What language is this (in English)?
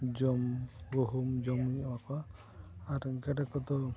Santali